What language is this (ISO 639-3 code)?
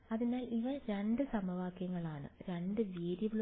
mal